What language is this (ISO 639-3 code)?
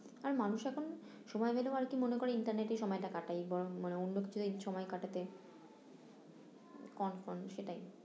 ben